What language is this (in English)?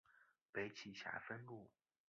Chinese